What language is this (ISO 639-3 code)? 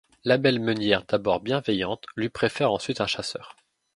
fra